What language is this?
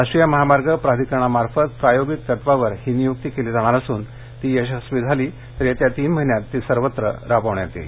Marathi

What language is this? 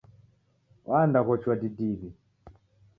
Taita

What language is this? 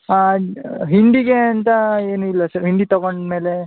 Kannada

